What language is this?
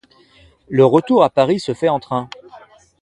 French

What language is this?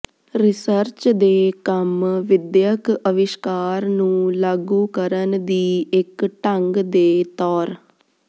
Punjabi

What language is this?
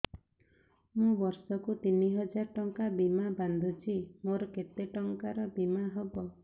Odia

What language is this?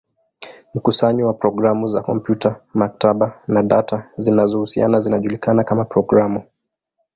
Swahili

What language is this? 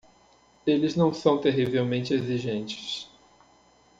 Portuguese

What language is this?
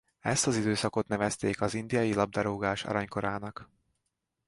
Hungarian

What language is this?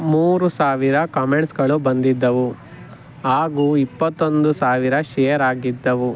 Kannada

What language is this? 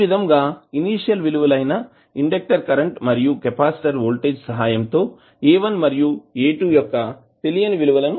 Telugu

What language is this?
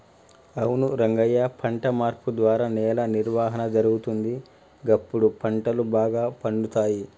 Telugu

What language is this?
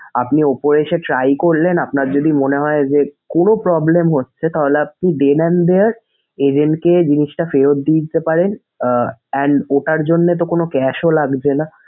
Bangla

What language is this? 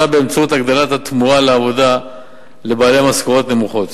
Hebrew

